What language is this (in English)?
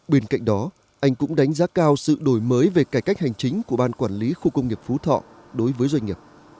Vietnamese